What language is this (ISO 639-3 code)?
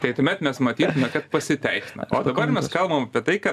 lit